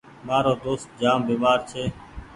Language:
Goaria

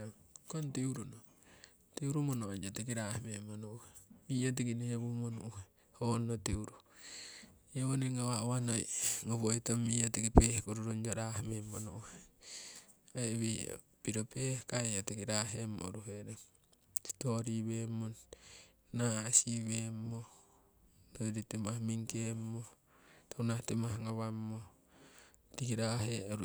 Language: Siwai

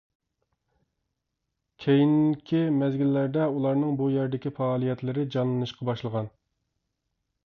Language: Uyghur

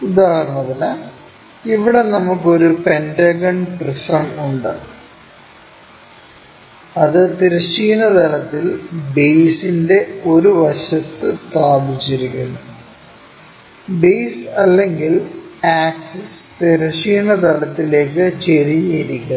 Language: Malayalam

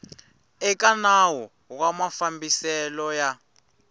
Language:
Tsonga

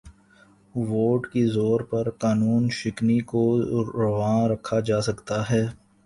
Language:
Urdu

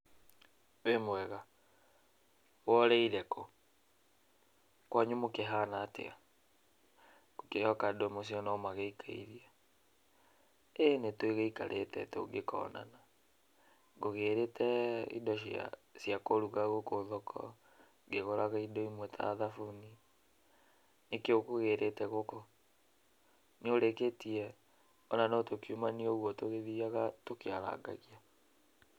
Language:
Kikuyu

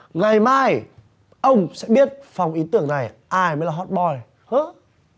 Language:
Vietnamese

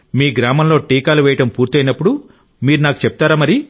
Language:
Telugu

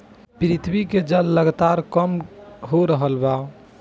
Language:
Bhojpuri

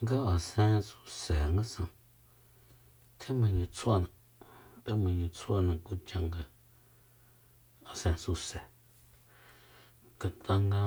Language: Soyaltepec Mazatec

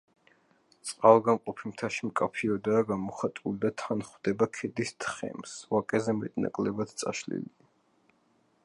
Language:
Georgian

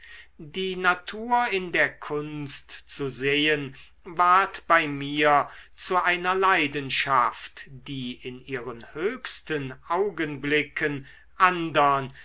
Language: German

